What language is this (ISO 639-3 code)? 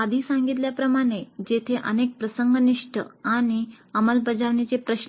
mar